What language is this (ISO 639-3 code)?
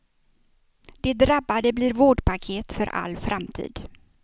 swe